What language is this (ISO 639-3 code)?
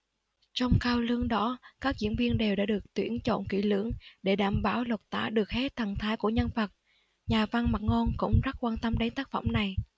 vie